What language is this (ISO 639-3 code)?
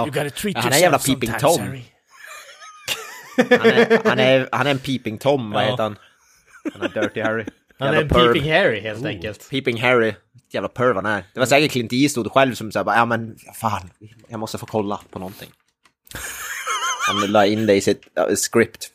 swe